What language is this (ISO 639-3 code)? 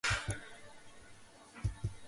kat